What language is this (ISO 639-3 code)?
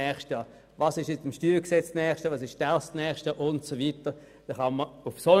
gsw